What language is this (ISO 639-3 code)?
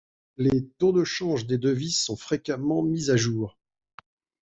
fra